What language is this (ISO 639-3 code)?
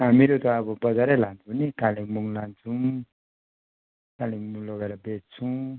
nep